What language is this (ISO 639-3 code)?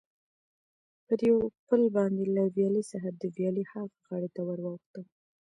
pus